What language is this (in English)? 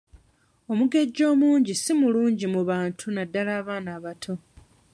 Ganda